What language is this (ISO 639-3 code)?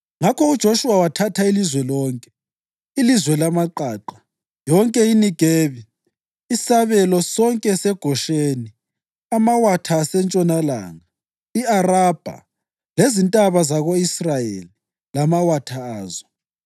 nde